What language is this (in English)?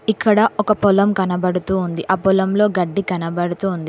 Telugu